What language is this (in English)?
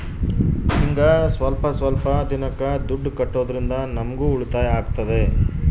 Kannada